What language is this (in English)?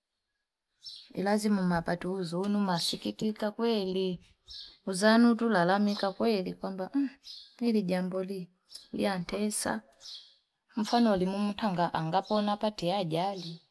Fipa